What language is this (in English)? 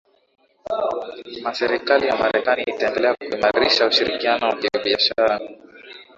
Swahili